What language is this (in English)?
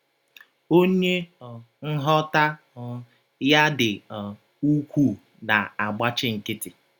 Igbo